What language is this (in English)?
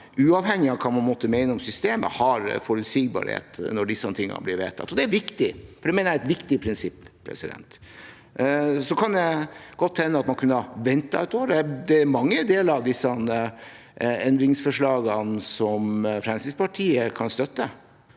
Norwegian